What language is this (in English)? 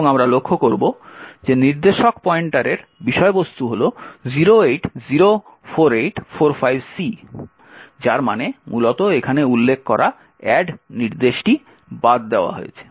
Bangla